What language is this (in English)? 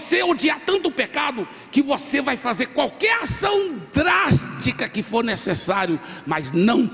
Portuguese